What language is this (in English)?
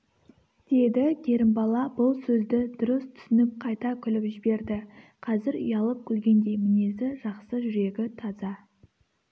Kazakh